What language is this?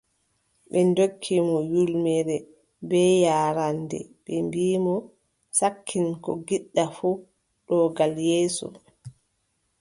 Adamawa Fulfulde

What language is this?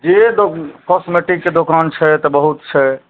Maithili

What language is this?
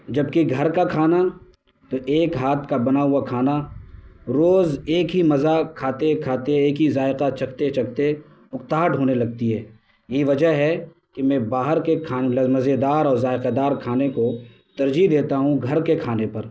Urdu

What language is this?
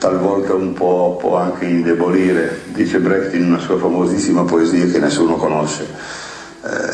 Italian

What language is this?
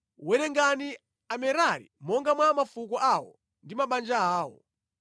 Nyanja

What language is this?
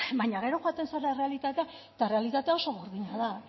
Basque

